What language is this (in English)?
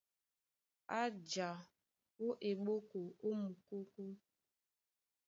Duala